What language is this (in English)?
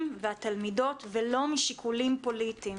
Hebrew